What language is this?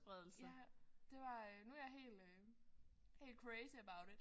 Danish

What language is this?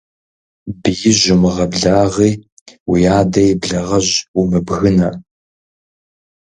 Kabardian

